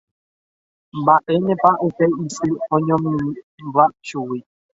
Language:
Guarani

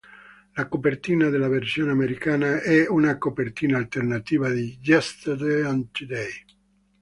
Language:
Italian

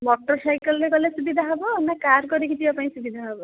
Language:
Odia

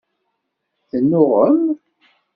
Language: Kabyle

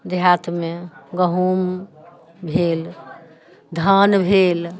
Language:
Maithili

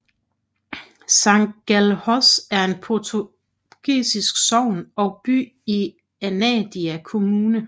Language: Danish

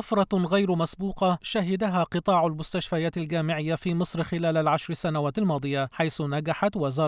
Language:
Arabic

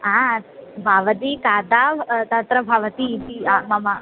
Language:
Sanskrit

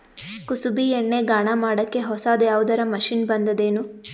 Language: Kannada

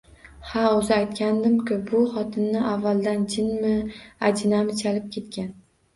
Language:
Uzbek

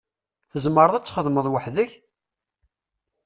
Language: Kabyle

